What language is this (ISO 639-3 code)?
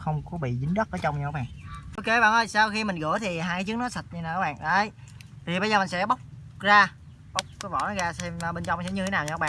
vie